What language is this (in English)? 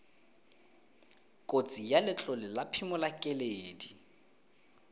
Tswana